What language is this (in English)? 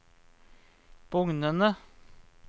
Norwegian